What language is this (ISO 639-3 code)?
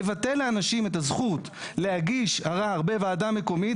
heb